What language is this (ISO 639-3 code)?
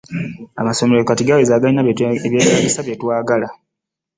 lug